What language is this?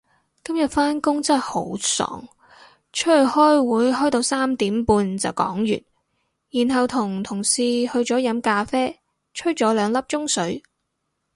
Cantonese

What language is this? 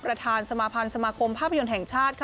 Thai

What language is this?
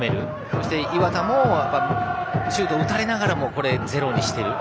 Japanese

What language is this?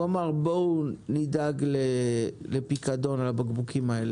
Hebrew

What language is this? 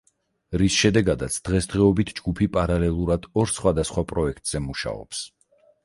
Georgian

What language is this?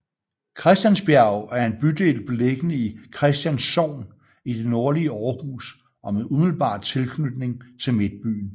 Danish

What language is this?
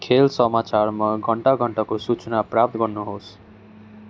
Nepali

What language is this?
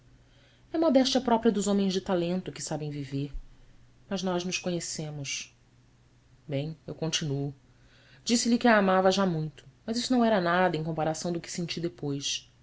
Portuguese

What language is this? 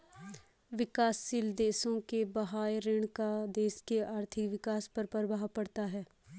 Hindi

